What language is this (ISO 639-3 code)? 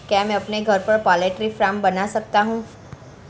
hin